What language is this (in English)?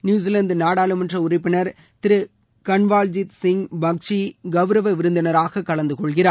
Tamil